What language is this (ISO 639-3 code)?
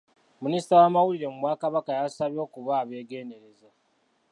lug